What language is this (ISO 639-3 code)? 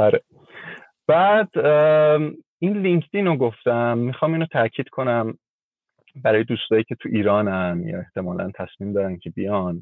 fas